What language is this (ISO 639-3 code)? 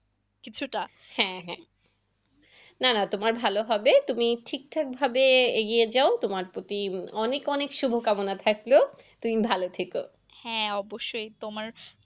ben